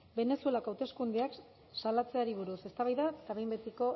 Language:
Basque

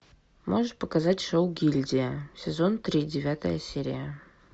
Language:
Russian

